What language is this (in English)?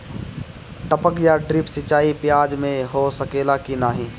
Bhojpuri